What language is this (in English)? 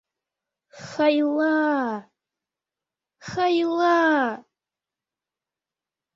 Mari